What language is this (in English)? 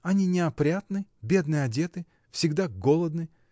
Russian